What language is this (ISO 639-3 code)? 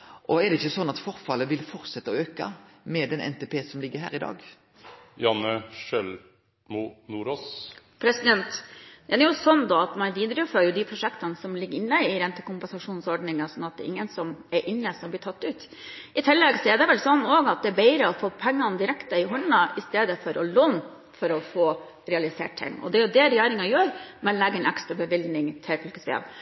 nor